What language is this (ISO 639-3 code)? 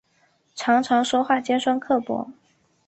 zho